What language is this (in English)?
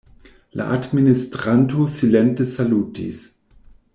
Esperanto